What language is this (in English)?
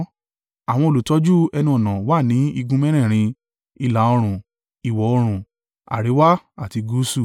Yoruba